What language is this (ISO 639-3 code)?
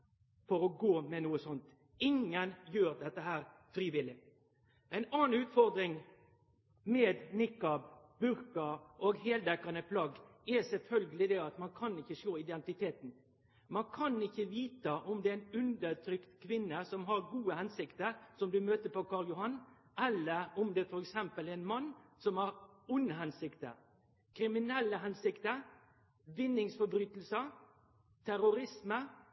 nno